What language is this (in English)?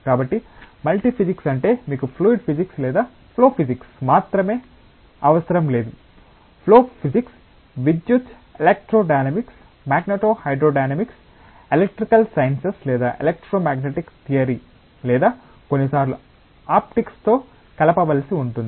Telugu